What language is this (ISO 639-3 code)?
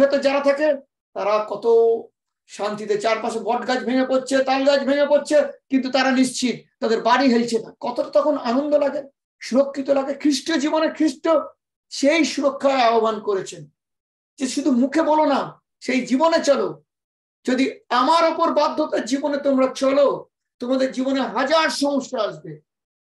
tur